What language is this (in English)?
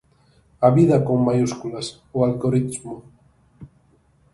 Galician